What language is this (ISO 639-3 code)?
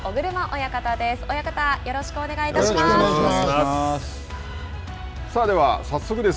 jpn